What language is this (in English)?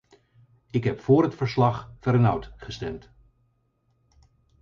Dutch